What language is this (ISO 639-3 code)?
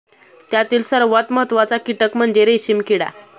mar